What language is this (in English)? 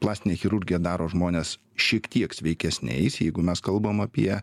Lithuanian